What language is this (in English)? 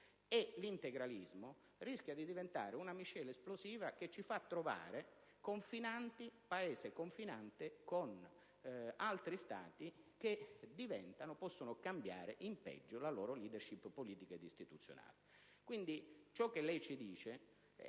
Italian